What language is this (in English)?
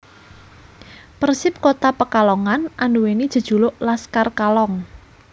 Javanese